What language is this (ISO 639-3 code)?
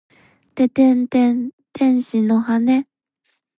jpn